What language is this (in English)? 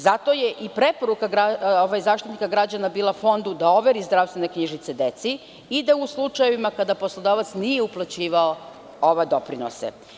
Serbian